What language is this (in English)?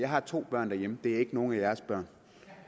Danish